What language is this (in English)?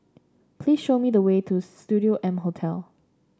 English